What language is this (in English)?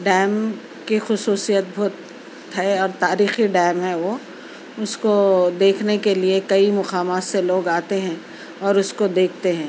Urdu